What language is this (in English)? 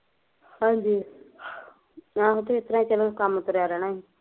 Punjabi